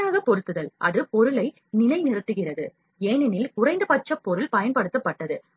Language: Tamil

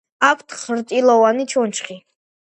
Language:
Georgian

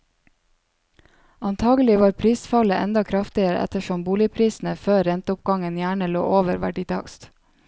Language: Norwegian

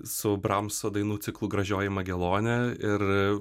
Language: Lithuanian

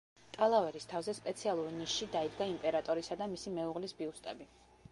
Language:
Georgian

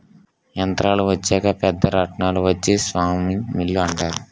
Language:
Telugu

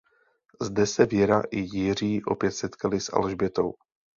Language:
Czech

